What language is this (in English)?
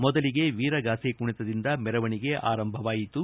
Kannada